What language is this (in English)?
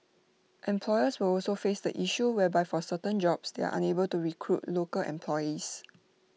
English